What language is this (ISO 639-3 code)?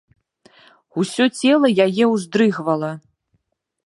bel